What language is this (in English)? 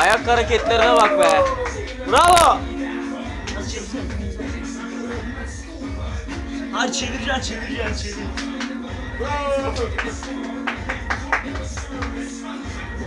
Turkish